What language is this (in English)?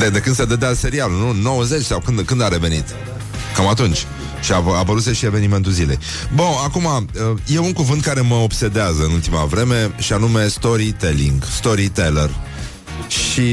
Romanian